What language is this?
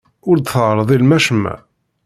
Kabyle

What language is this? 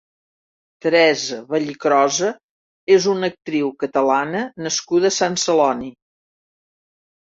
Catalan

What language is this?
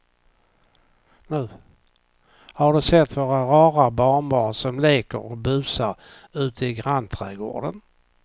Swedish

